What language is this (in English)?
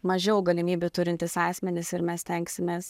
Lithuanian